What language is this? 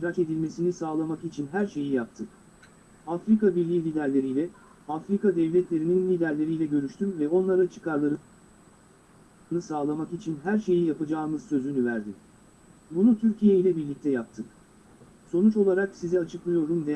Turkish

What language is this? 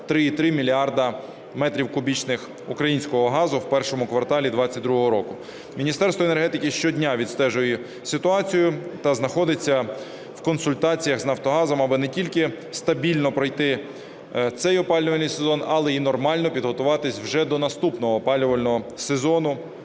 Ukrainian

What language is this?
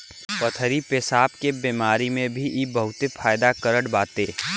Bhojpuri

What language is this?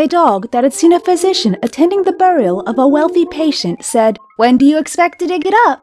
English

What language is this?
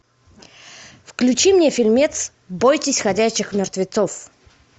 Russian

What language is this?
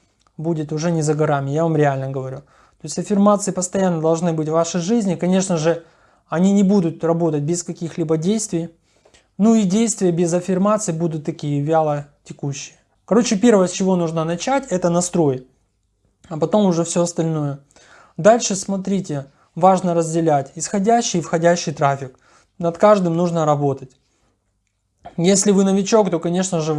Russian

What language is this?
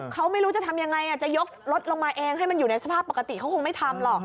Thai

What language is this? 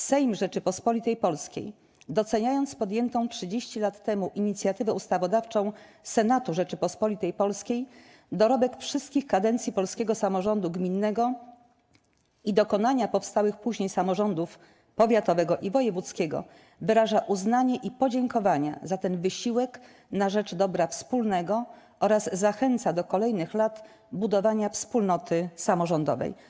Polish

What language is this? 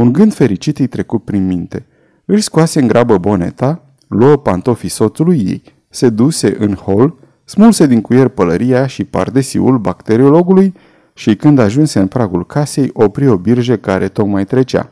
Romanian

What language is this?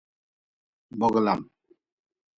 Nawdm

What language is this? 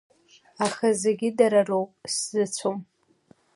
Abkhazian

